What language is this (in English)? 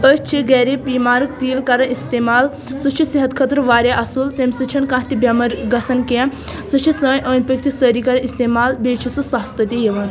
Kashmiri